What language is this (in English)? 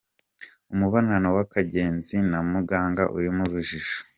Kinyarwanda